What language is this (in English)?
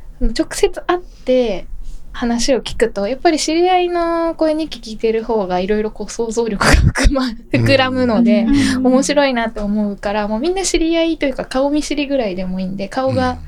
Japanese